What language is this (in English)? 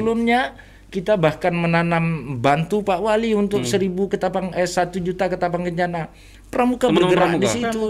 Indonesian